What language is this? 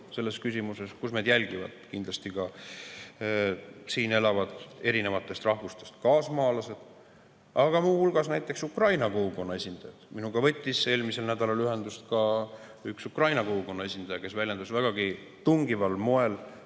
Estonian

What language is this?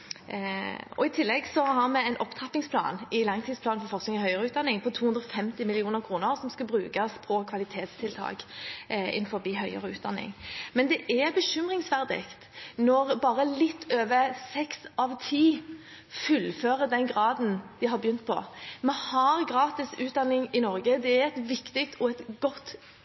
Norwegian Bokmål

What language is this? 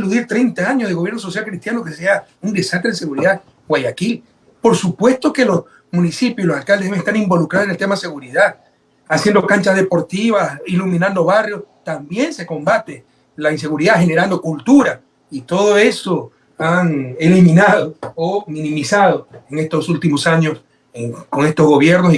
Spanish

